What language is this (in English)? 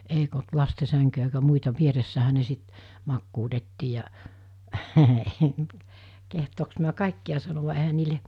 Finnish